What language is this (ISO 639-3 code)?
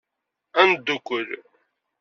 kab